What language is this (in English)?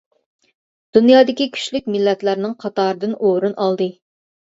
Uyghur